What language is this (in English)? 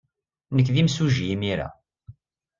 Kabyle